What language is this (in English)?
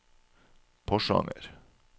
Norwegian